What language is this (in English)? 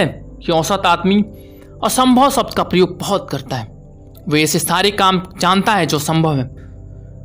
Hindi